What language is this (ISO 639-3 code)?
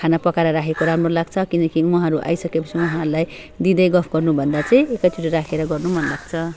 nep